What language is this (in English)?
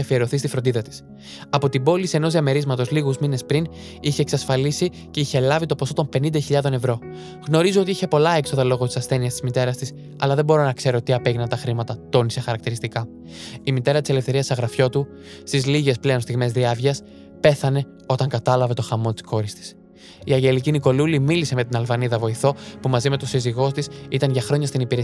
Greek